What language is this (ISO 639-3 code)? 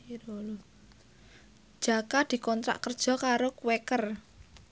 jav